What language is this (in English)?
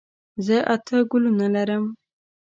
Pashto